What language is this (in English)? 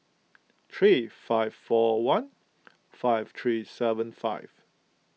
English